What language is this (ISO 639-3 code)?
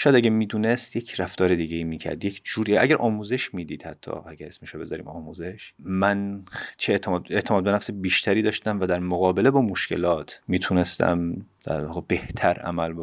fas